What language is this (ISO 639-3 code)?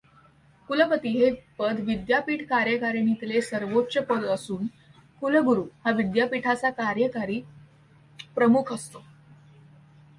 mar